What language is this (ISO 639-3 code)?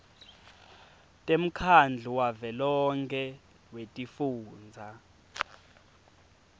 ssw